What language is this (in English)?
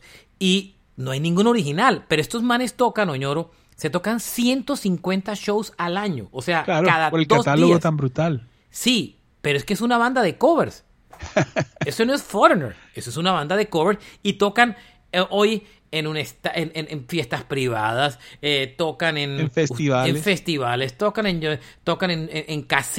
Spanish